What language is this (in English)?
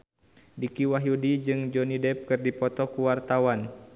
Sundanese